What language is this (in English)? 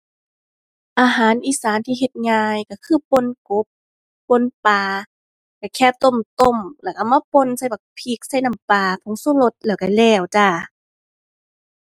Thai